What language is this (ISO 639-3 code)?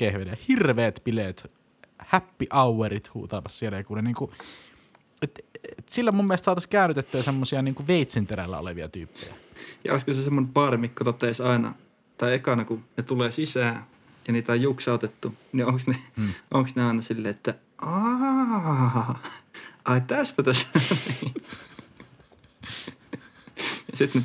fin